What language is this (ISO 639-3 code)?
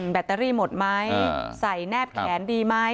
tha